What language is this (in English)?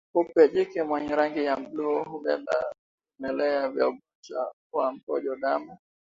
Swahili